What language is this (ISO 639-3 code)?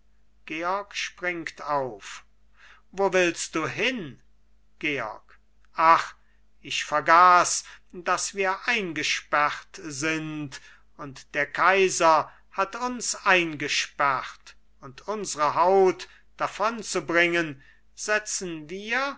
deu